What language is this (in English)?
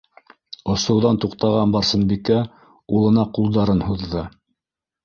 Bashkir